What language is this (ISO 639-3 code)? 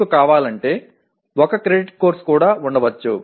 tel